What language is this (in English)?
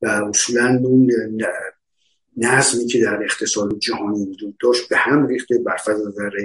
Persian